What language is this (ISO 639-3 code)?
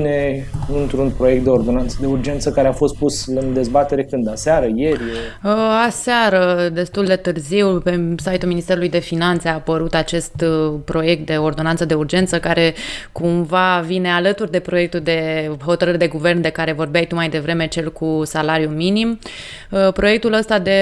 ron